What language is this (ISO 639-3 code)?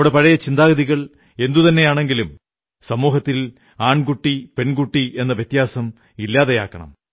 mal